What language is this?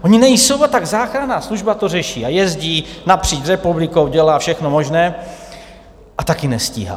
Czech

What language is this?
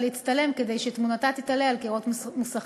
Hebrew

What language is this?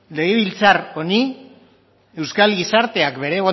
Basque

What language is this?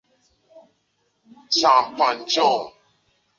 Chinese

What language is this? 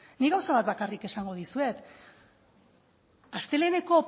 Basque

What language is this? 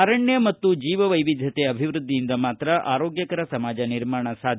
Kannada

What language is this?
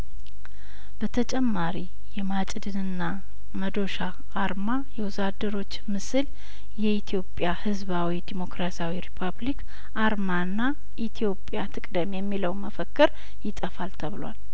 Amharic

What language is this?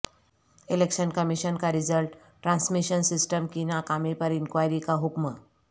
Urdu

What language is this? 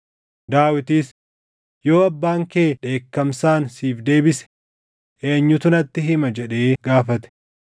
Oromo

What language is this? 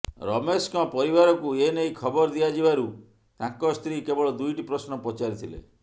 Odia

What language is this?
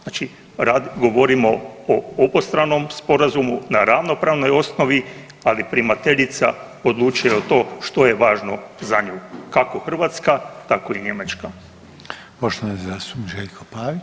Croatian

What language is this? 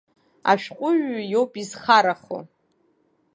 Abkhazian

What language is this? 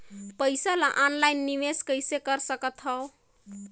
Chhattisgarhi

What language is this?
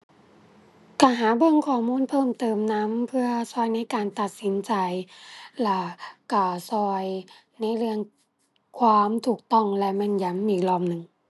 Thai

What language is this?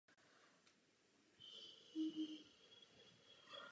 Czech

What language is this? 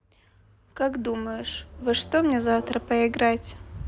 Russian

